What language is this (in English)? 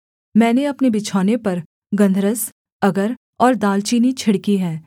Hindi